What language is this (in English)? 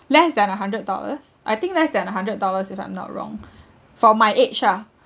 English